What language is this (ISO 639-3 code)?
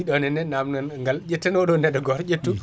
ful